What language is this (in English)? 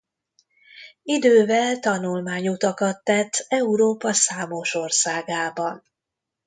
Hungarian